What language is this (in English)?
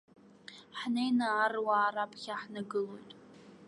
Abkhazian